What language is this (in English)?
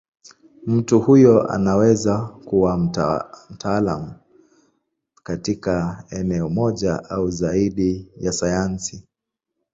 Swahili